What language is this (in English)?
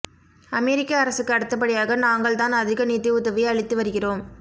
Tamil